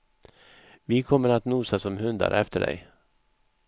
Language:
Swedish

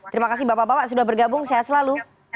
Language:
Indonesian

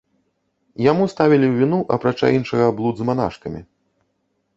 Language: Belarusian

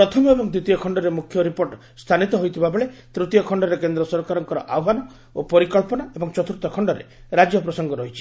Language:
Odia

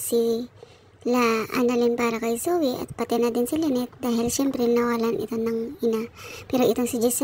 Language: Filipino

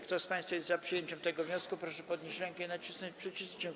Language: Polish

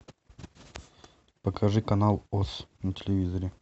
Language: Russian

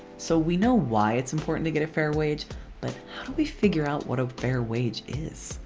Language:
English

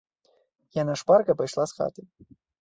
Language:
Belarusian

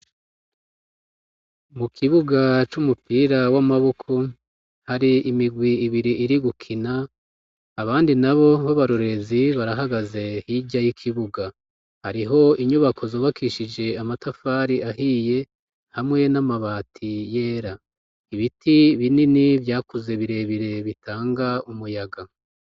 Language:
Rundi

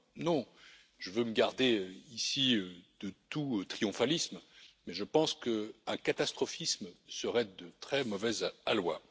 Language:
French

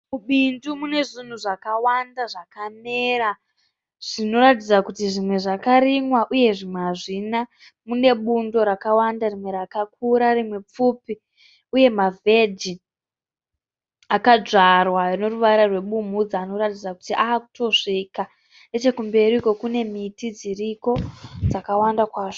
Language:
Shona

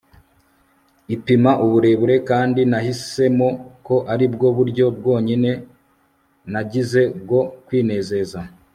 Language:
Kinyarwanda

